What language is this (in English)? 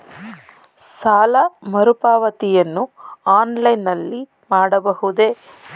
Kannada